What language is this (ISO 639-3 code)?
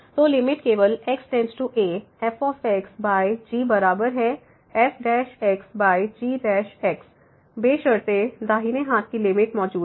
hin